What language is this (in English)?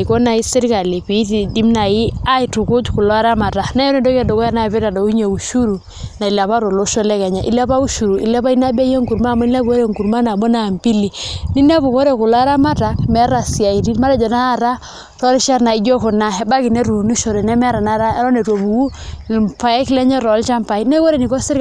Masai